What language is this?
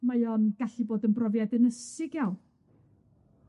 Welsh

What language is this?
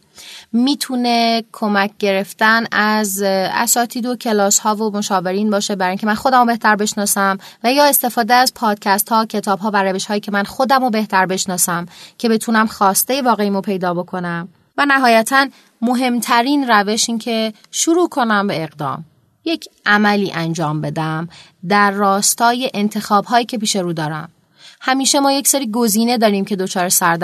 Persian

